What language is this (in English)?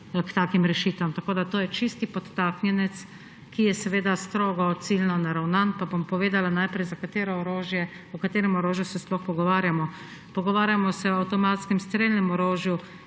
Slovenian